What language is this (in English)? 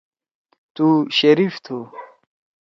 Torwali